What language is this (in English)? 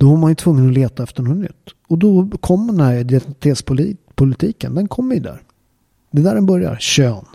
Swedish